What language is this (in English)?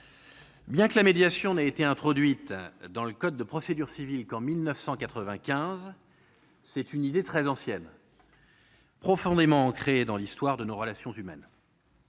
French